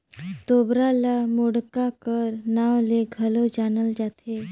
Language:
Chhattisgarhi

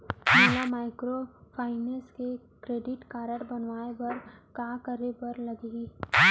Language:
Chhattisgarhi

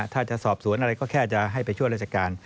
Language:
Thai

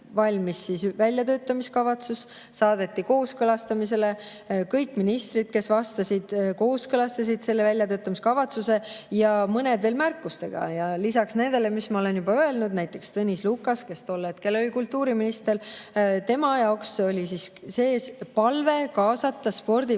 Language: Estonian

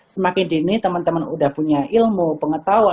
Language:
Indonesian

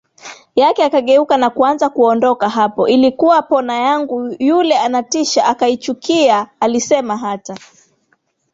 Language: Swahili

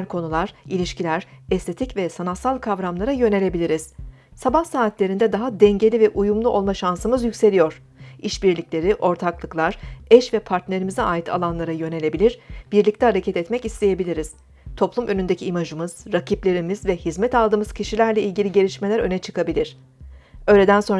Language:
Turkish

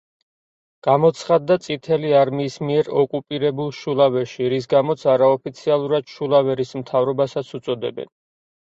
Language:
Georgian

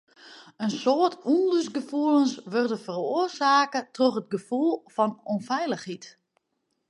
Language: Western Frisian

